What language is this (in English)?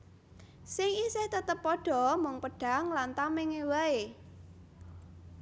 Javanese